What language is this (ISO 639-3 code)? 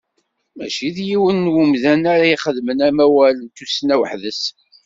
kab